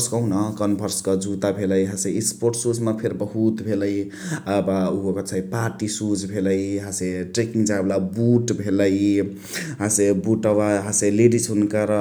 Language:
Chitwania Tharu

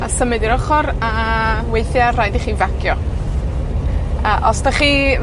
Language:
Welsh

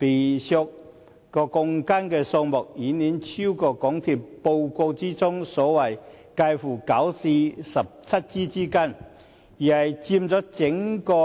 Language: Cantonese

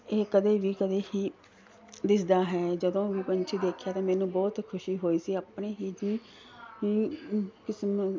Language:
Punjabi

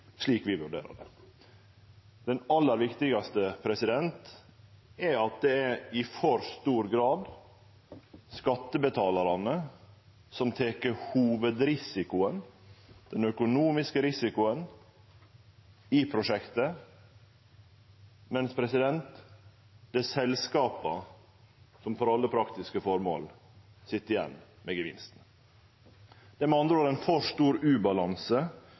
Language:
Norwegian Nynorsk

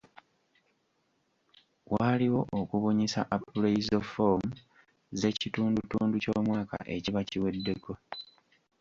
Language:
Ganda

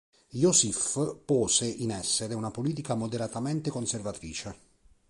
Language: Italian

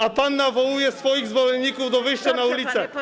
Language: Polish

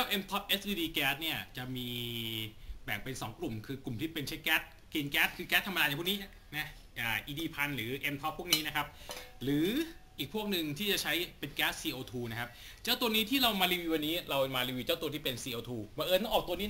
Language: Thai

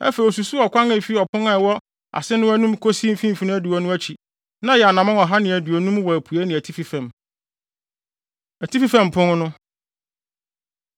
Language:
Akan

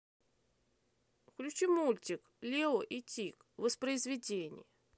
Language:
Russian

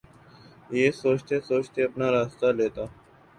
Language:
Urdu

